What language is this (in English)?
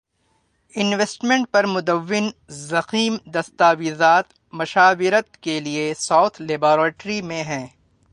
Urdu